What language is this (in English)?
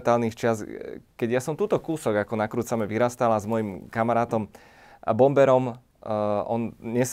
Slovak